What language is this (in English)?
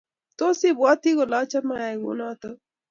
Kalenjin